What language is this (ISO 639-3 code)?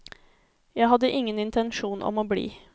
nor